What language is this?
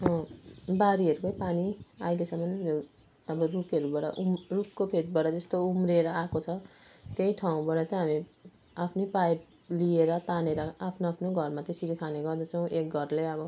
Nepali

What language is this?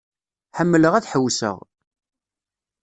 Kabyle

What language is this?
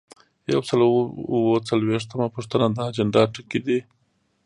Pashto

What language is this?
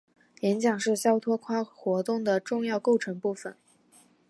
Chinese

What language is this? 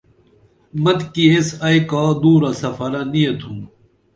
Dameli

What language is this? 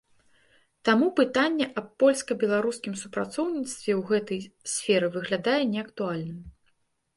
Belarusian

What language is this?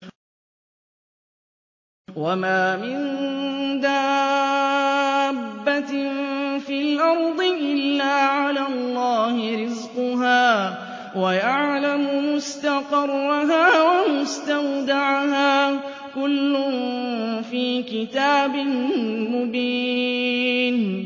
Arabic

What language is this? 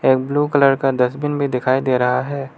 Hindi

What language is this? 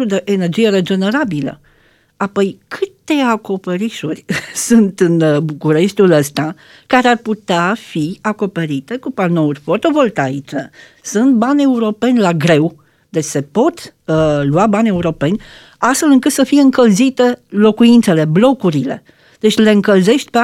Romanian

